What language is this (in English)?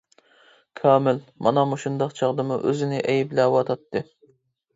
Uyghur